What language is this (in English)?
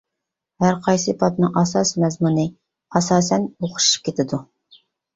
Uyghur